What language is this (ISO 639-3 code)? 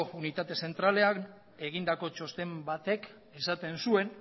eus